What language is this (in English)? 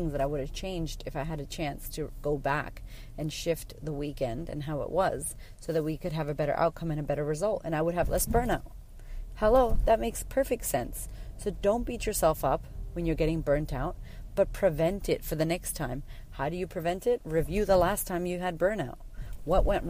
English